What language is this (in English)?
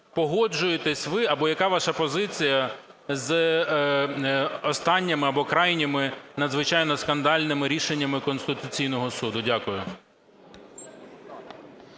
Ukrainian